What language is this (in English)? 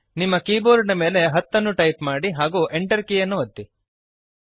Kannada